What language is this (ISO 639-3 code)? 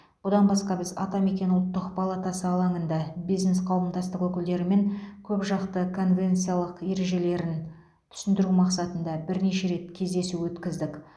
kaz